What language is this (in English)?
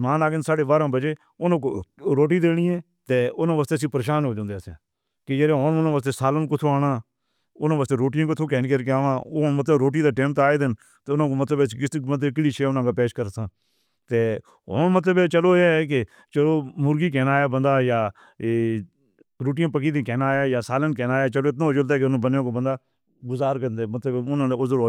Northern Hindko